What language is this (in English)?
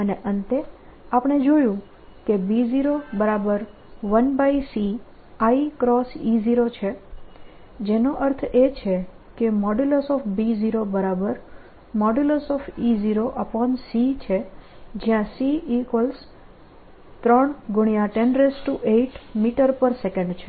Gujarati